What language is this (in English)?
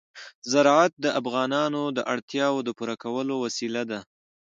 Pashto